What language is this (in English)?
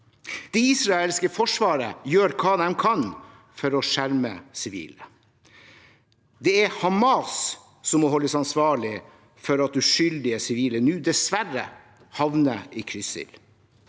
Norwegian